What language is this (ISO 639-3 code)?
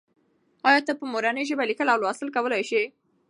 pus